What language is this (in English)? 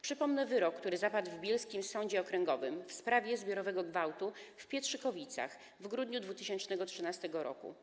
Polish